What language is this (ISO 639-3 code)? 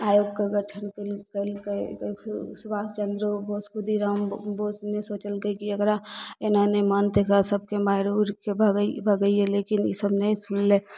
mai